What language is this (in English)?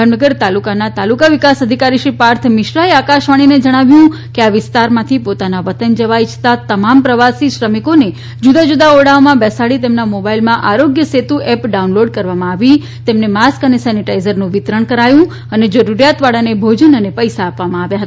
Gujarati